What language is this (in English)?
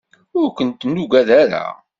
Kabyle